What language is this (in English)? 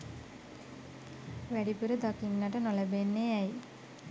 Sinhala